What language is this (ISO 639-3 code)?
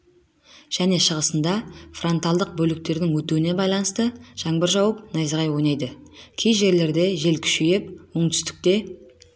kaz